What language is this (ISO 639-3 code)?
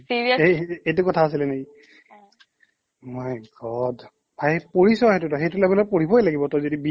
asm